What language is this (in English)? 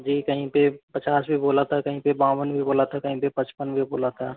Hindi